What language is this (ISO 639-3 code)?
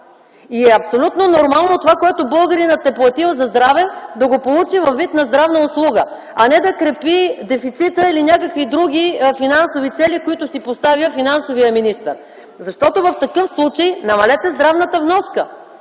bul